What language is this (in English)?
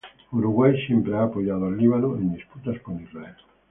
Spanish